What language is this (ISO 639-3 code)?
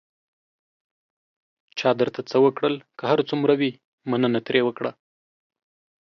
pus